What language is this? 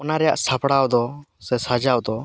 Santali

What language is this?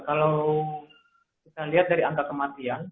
Indonesian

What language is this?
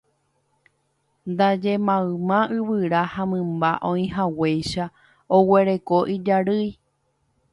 Guarani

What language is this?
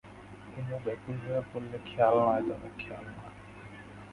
Bangla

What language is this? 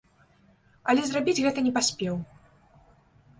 Belarusian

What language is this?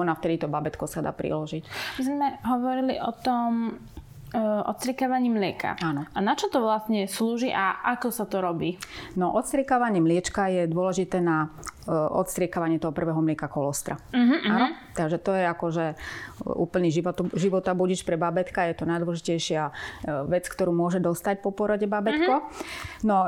Slovak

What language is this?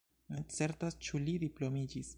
Esperanto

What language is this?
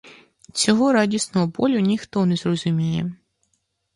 Ukrainian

